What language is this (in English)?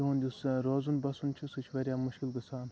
Kashmiri